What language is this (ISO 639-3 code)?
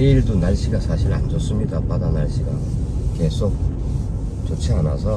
kor